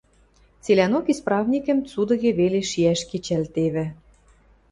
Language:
Western Mari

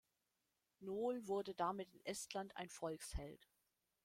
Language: German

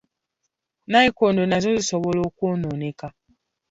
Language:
Ganda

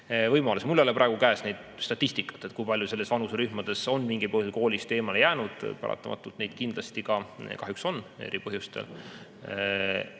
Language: Estonian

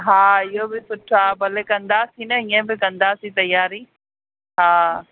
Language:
Sindhi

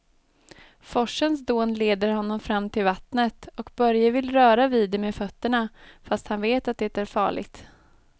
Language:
Swedish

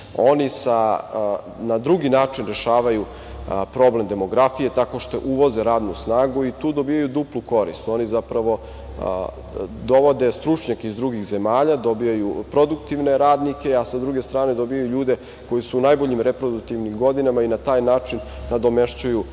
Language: Serbian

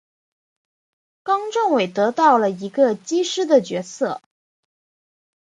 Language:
Chinese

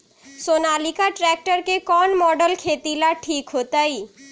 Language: Magahi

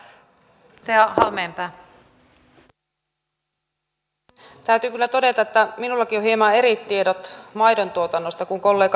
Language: Finnish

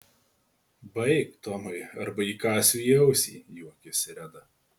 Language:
Lithuanian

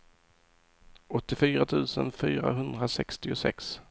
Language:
Swedish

